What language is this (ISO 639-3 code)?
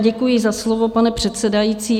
ces